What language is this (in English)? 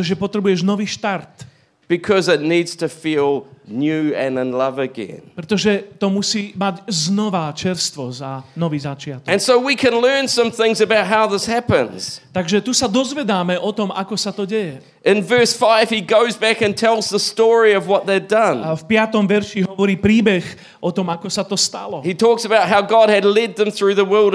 Slovak